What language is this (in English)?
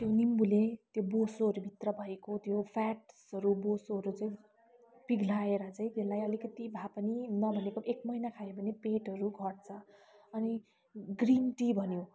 Nepali